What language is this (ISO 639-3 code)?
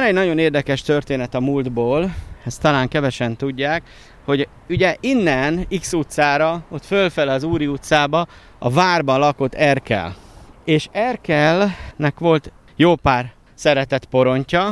hun